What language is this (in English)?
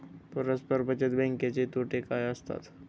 Marathi